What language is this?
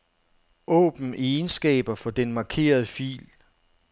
Danish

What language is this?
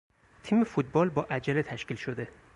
Persian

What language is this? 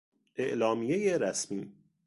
Persian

